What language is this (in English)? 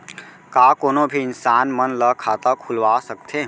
Chhattisgarhi